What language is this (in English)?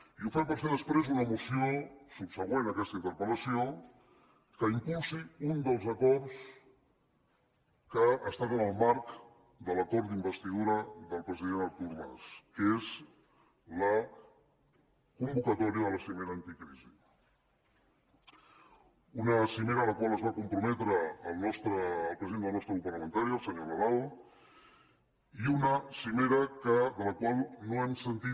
Catalan